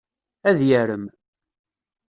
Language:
Kabyle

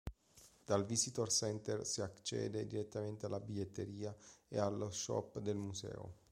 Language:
Italian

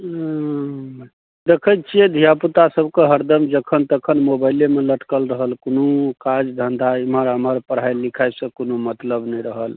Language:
Maithili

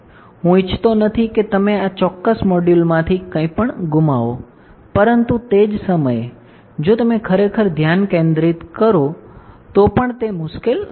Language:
Gujarati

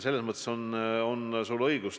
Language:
Estonian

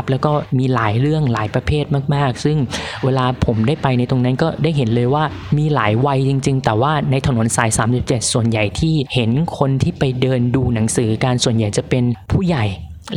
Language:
Thai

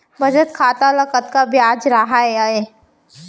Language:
Chhattisgarhi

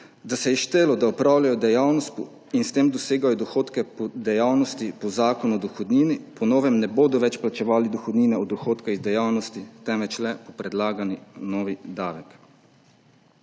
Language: Slovenian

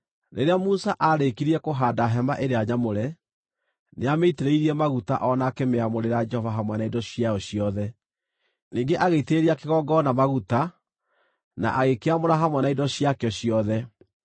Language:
Kikuyu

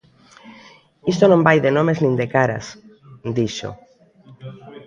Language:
Galician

